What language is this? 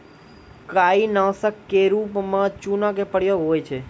Maithili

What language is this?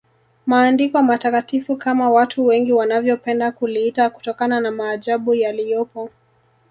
Swahili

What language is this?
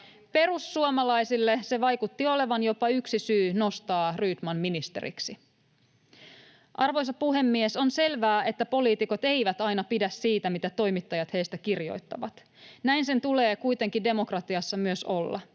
Finnish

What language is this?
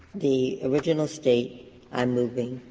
English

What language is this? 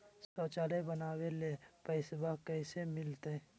Magahi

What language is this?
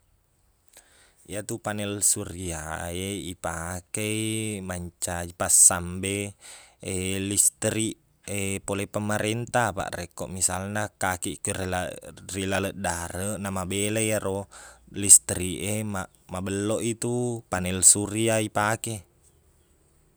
Buginese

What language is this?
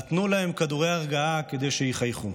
Hebrew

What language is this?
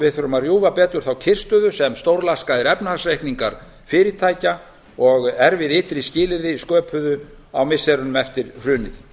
Icelandic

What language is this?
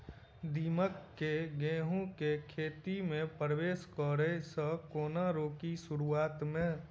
Maithili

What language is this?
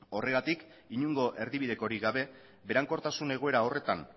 Basque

